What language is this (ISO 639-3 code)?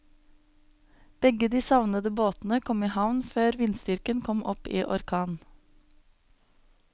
nor